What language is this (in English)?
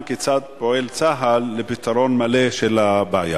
Hebrew